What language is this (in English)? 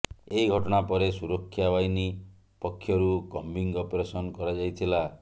Odia